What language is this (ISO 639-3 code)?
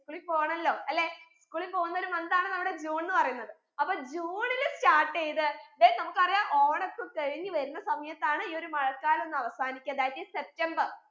mal